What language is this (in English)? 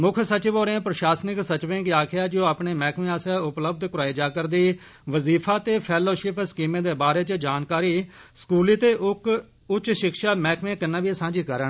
Dogri